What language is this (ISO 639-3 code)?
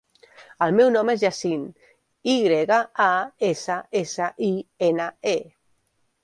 cat